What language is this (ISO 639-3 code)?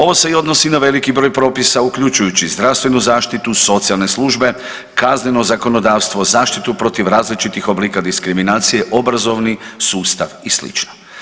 hrv